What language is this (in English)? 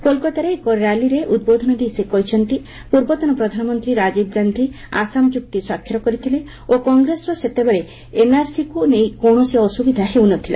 Odia